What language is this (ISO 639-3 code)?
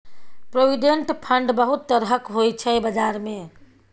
mai